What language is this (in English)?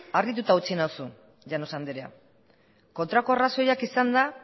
Basque